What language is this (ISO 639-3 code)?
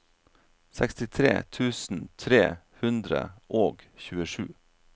nor